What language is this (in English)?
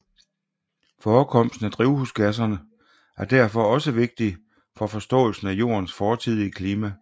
Danish